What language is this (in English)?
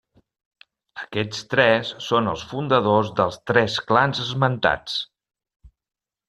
Catalan